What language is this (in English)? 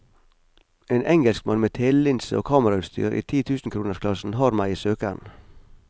Norwegian